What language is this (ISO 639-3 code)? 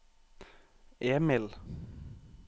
nor